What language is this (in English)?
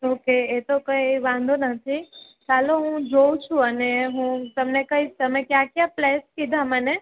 Gujarati